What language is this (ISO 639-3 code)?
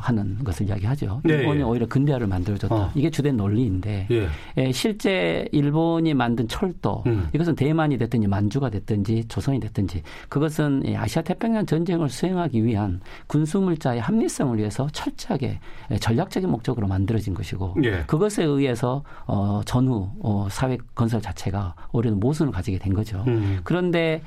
kor